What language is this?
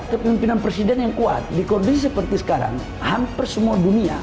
Indonesian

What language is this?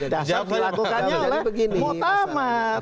Indonesian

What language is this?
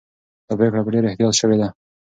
Pashto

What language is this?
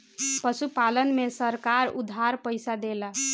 Bhojpuri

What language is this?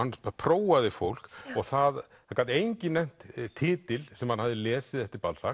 Icelandic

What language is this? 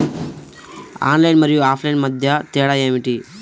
Telugu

